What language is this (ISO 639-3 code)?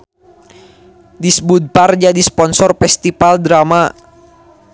sun